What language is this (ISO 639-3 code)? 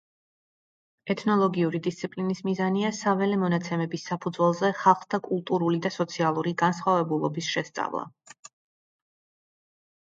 kat